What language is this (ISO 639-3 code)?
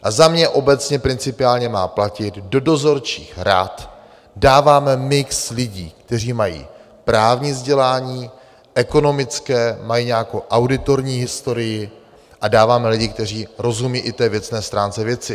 ces